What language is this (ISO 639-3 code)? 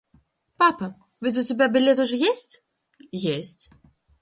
rus